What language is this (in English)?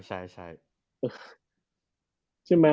Thai